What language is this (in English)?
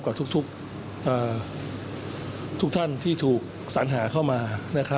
Thai